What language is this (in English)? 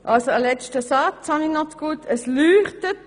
Swiss German